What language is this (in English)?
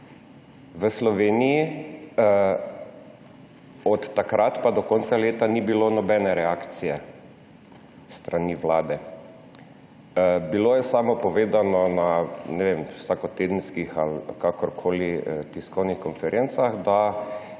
Slovenian